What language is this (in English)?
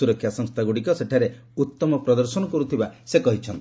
Odia